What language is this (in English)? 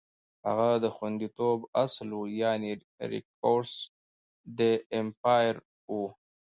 Pashto